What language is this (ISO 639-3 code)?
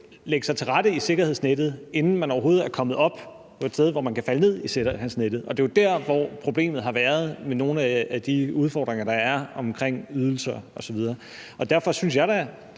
dan